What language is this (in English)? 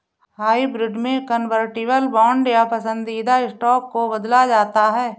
Hindi